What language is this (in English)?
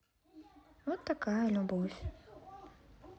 Russian